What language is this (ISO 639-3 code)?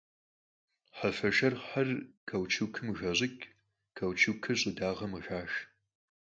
kbd